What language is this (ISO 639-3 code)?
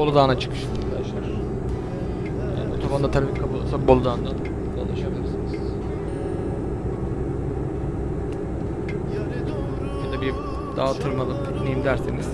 tur